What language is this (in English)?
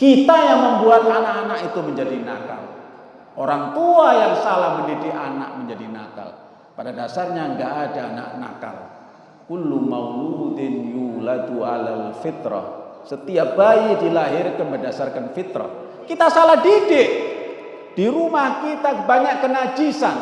Indonesian